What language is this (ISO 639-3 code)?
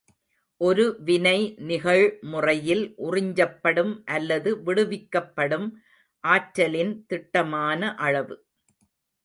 tam